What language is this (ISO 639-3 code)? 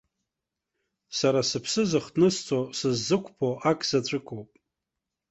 abk